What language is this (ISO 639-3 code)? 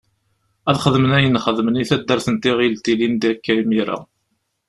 kab